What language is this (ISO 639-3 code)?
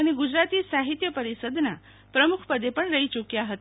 guj